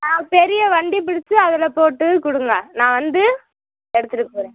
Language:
Tamil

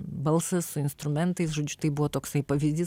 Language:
Lithuanian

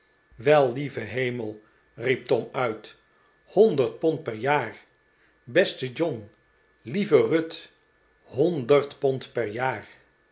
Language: Dutch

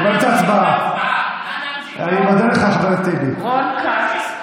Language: Hebrew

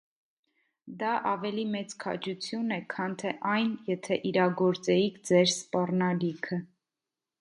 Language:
Armenian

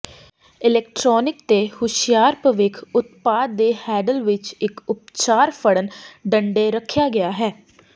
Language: Punjabi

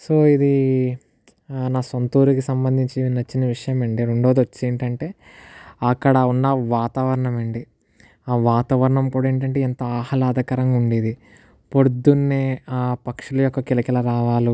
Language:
Telugu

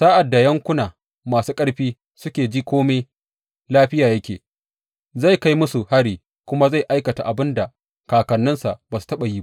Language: Hausa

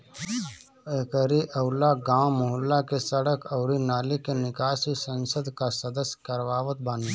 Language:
Bhojpuri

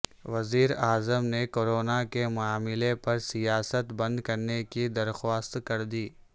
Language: Urdu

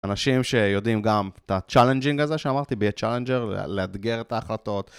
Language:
Hebrew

